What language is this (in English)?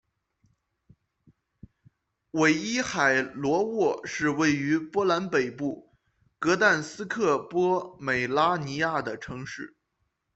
Chinese